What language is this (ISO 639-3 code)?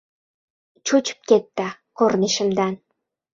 uzb